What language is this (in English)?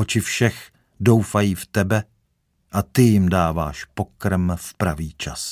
Czech